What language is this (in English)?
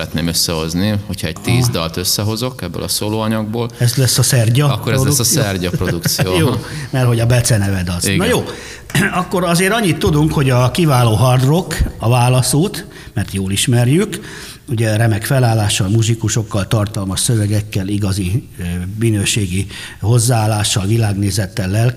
Hungarian